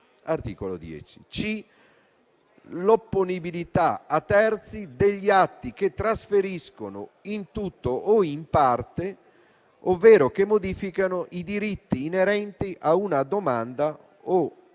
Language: Italian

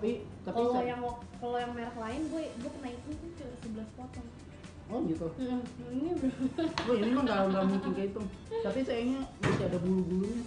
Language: Indonesian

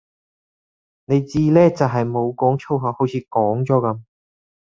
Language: Cantonese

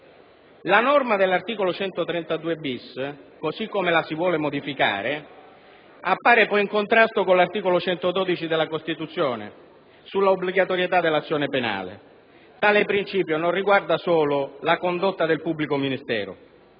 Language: Italian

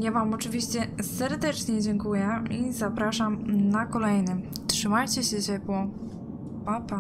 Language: Polish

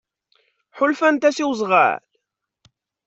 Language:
Kabyle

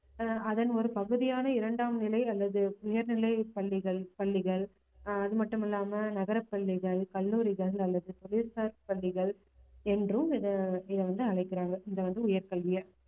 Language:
Tamil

